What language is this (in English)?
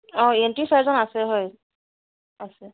Assamese